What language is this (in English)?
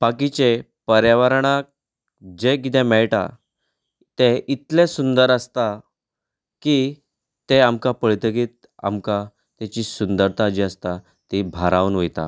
Konkani